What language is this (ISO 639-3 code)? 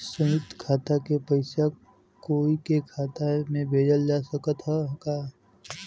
bho